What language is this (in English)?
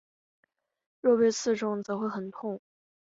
Chinese